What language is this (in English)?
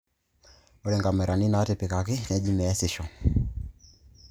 Masai